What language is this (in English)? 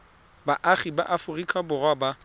Tswana